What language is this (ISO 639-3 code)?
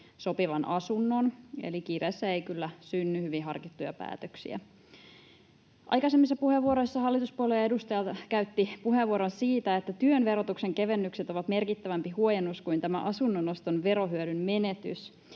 fin